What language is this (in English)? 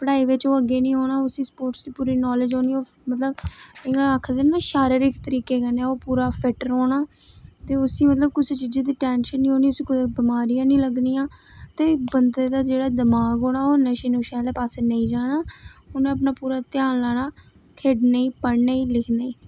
Dogri